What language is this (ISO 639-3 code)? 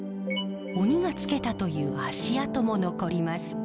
jpn